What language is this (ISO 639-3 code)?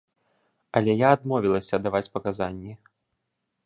bel